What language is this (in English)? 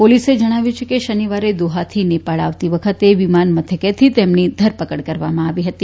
Gujarati